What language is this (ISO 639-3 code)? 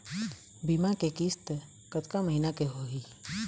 hne